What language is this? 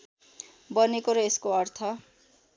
Nepali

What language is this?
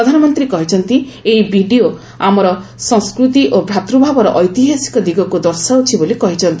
Odia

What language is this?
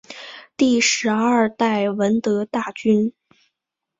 Chinese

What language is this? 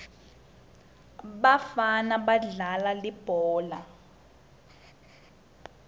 Swati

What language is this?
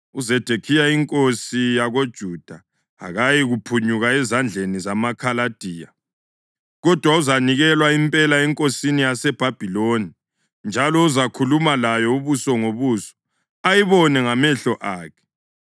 North Ndebele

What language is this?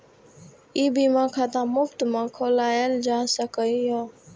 Maithili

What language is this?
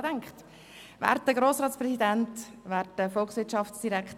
Swiss German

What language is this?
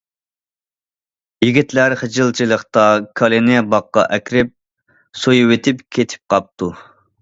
Uyghur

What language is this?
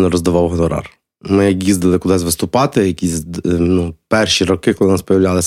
Ukrainian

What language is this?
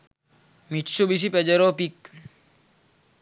Sinhala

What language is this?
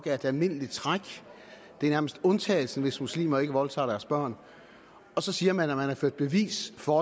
Danish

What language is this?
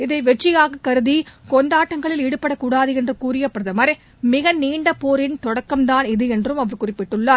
Tamil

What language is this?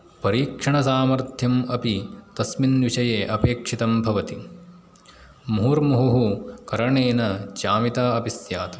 Sanskrit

